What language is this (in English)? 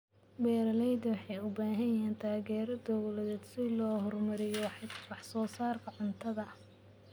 Somali